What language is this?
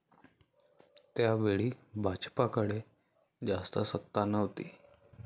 Marathi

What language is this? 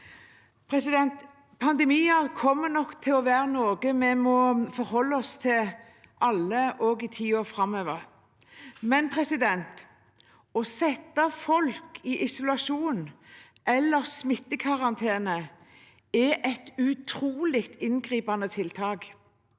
Norwegian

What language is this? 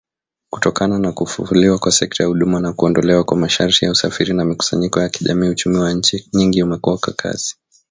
Swahili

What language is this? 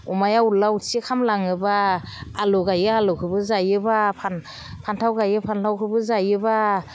Bodo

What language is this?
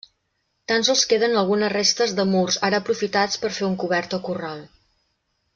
Catalan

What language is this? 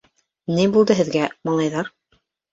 Bashkir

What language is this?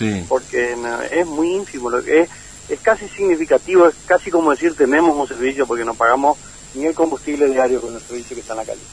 Spanish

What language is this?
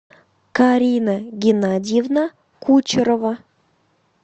Russian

